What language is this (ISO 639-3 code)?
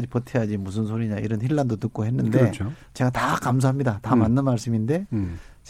kor